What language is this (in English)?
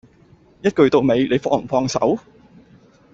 Cantonese